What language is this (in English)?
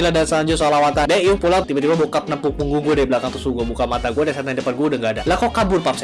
Indonesian